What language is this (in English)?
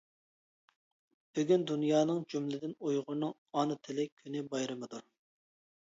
Uyghur